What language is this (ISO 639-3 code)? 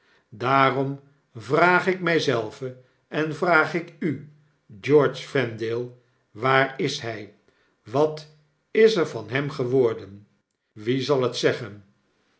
nld